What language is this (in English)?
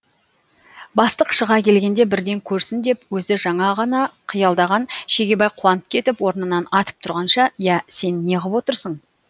Kazakh